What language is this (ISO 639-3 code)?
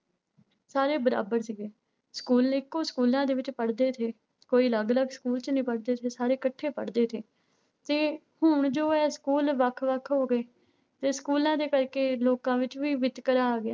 pan